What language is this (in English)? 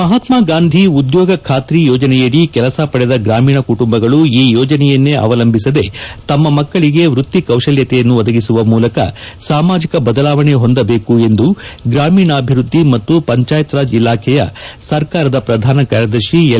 Kannada